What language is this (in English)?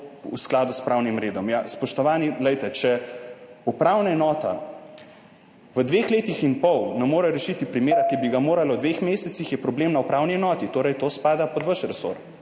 Slovenian